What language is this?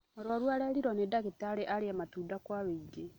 Kikuyu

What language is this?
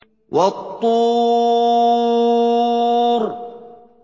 Arabic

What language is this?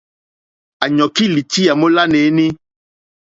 Mokpwe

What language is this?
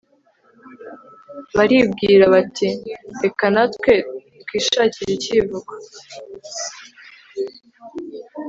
Kinyarwanda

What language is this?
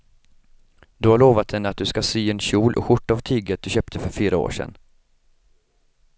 Swedish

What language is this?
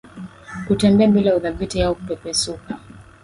Swahili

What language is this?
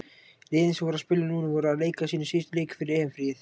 Icelandic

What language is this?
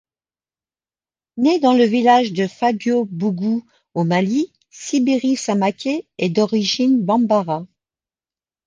French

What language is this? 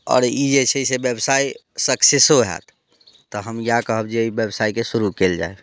Maithili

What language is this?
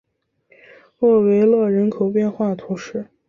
Chinese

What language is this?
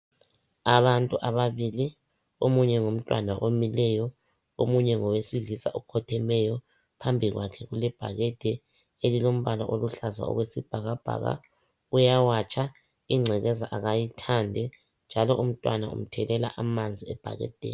North Ndebele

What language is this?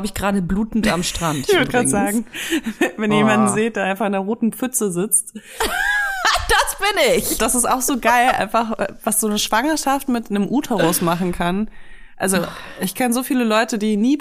German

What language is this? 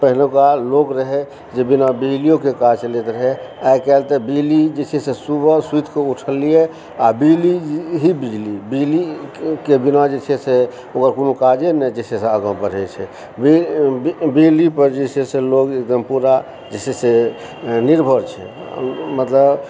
Maithili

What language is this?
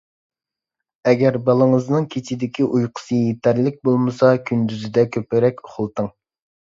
Uyghur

